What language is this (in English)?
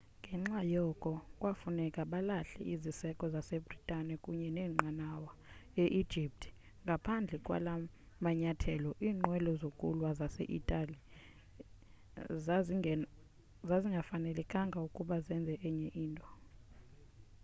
Xhosa